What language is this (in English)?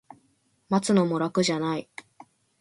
Japanese